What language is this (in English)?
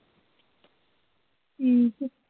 Punjabi